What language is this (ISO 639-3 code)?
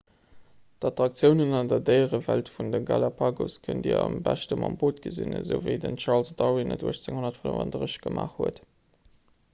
ltz